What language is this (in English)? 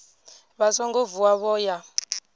Venda